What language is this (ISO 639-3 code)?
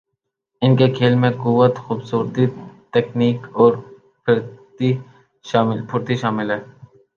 urd